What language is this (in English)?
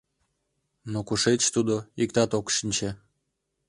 Mari